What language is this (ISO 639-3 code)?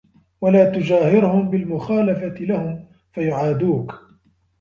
ara